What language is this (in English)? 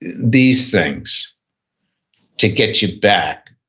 English